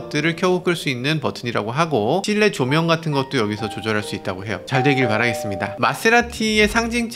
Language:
Korean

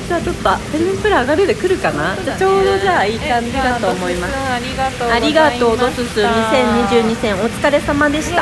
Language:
Japanese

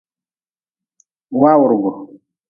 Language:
Nawdm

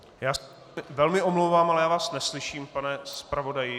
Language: Czech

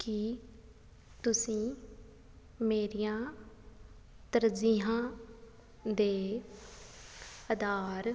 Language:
Punjabi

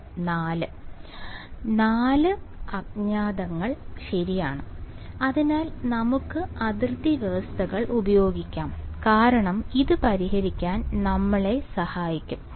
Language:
Malayalam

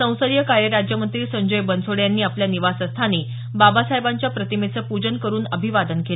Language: Marathi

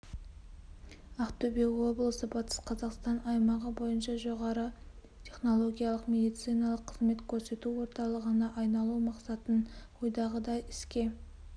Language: Kazakh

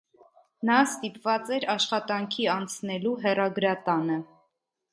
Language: Armenian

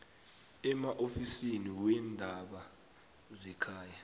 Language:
South Ndebele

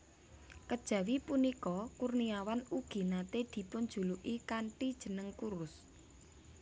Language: Javanese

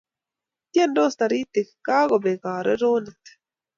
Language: Kalenjin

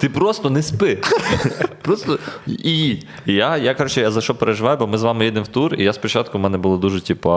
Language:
Ukrainian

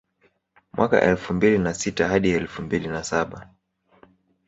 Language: Swahili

